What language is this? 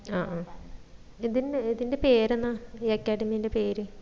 Malayalam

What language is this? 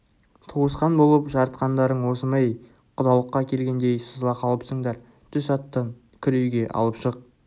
Kazakh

